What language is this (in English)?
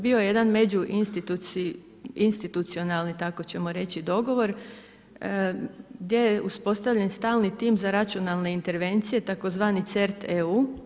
Croatian